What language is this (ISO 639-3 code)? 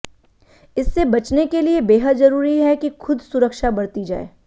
hin